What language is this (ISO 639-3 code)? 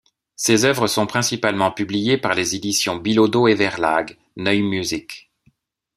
fra